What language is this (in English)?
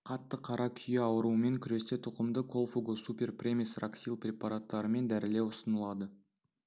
Kazakh